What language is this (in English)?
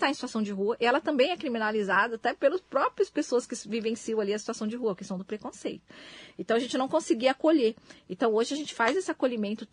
Portuguese